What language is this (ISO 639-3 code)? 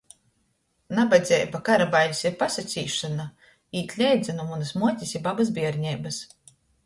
ltg